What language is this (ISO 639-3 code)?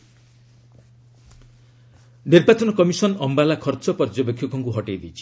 ori